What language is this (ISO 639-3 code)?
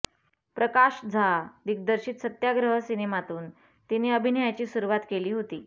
mar